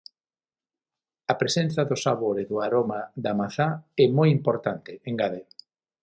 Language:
Galician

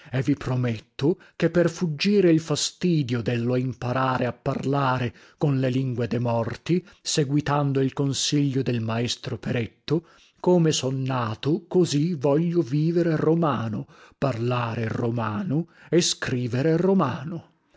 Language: Italian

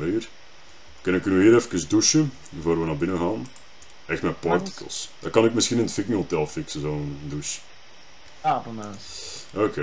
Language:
Dutch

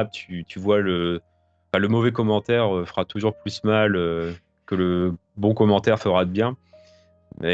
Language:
French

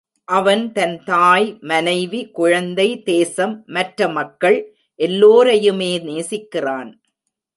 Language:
Tamil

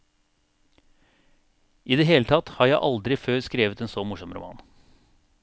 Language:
Norwegian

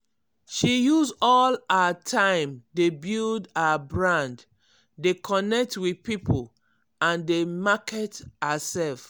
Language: Nigerian Pidgin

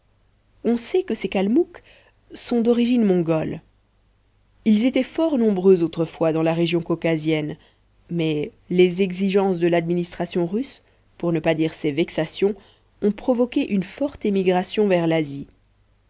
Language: French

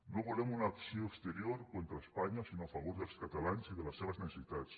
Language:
Catalan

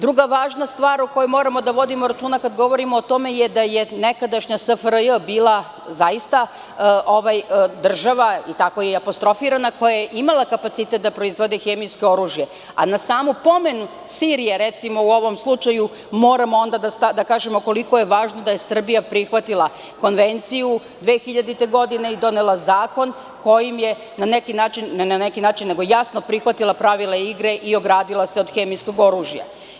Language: Serbian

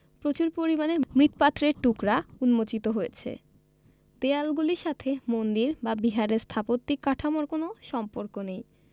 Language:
Bangla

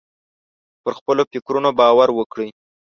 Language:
Pashto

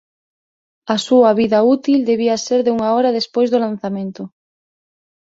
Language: Galician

